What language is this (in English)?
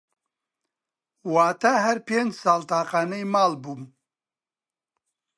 Central Kurdish